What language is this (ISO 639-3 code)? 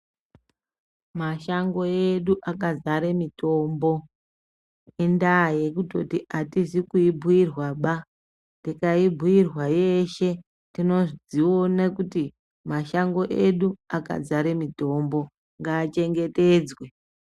ndc